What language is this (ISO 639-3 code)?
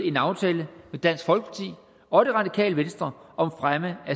dan